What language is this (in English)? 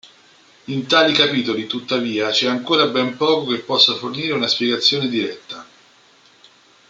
Italian